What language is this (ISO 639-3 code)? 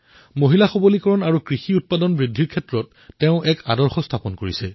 asm